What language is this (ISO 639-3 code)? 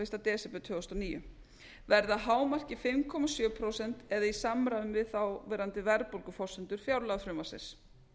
isl